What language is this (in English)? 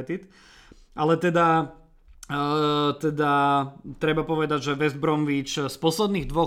Slovak